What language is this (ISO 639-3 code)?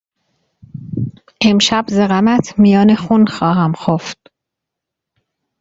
fas